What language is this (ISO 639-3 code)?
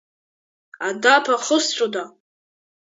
abk